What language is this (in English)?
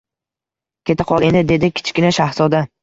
Uzbek